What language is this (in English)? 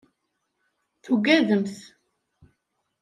Kabyle